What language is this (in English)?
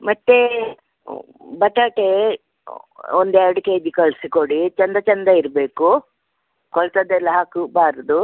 Kannada